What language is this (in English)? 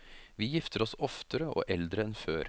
Norwegian